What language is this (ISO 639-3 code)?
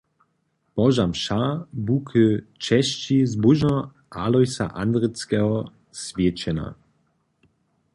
hsb